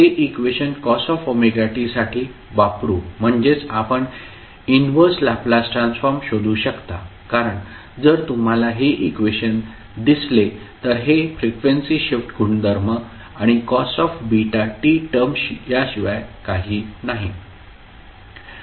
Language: Marathi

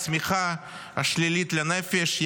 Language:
Hebrew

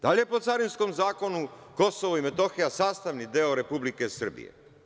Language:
Serbian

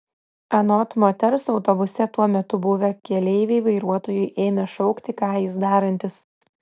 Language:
Lithuanian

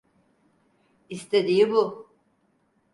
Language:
Turkish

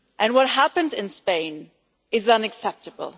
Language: English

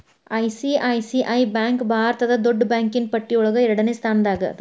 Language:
Kannada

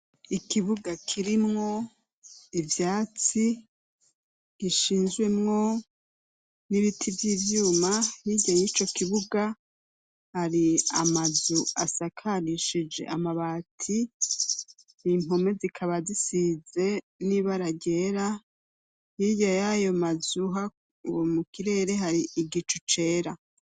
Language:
Rundi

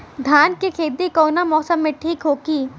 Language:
Bhojpuri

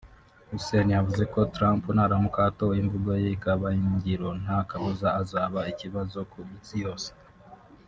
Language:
Kinyarwanda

